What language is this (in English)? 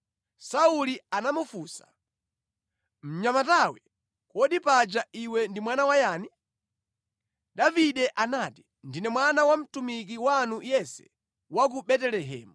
Nyanja